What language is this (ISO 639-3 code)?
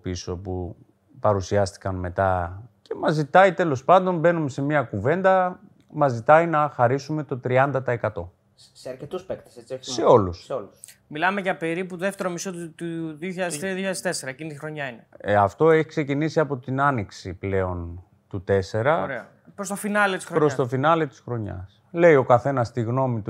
ell